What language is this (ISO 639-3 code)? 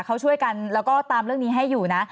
tha